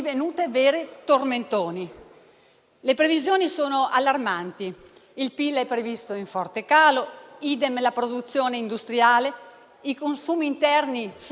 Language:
Italian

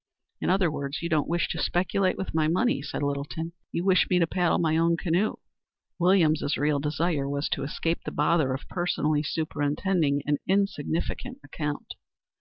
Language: English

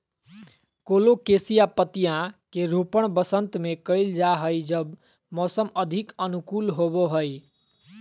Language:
Magahi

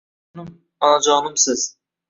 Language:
Uzbek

